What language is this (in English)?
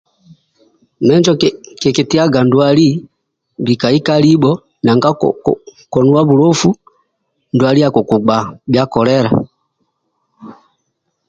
Amba (Uganda)